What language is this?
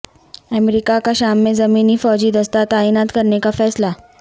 Urdu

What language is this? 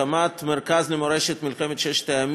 Hebrew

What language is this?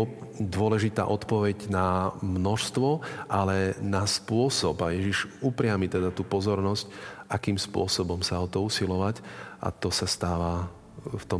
Slovak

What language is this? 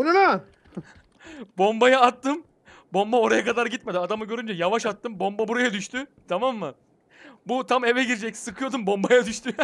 Turkish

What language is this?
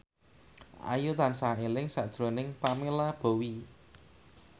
Javanese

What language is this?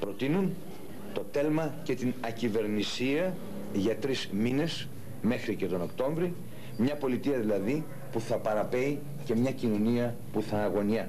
Greek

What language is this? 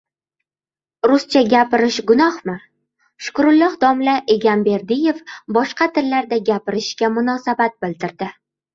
Uzbek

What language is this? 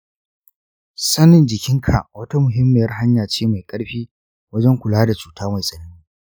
Hausa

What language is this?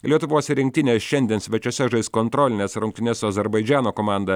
Lithuanian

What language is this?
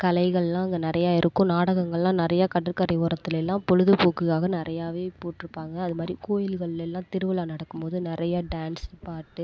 Tamil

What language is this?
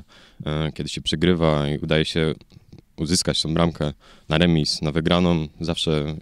Polish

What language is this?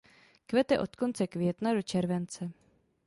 Czech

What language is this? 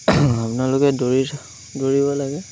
Assamese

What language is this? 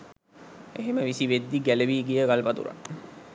Sinhala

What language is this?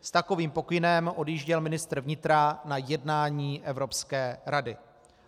Czech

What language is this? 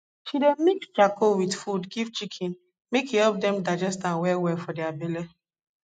Nigerian Pidgin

